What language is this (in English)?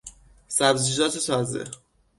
Persian